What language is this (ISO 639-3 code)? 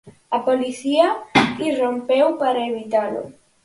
glg